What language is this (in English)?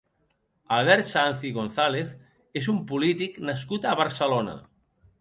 Catalan